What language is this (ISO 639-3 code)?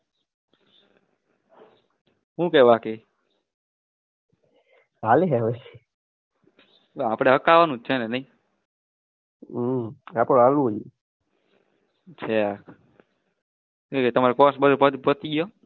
guj